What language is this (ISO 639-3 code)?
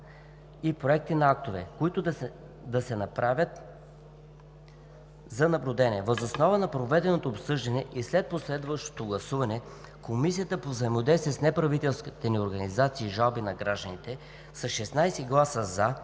bul